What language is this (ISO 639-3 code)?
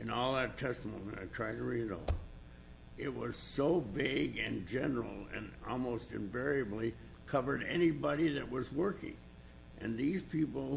eng